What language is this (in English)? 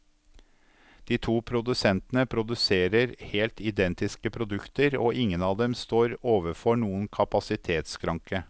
Norwegian